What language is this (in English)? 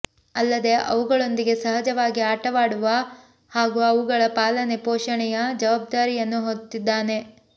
Kannada